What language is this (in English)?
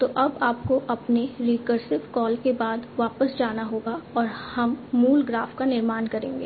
Hindi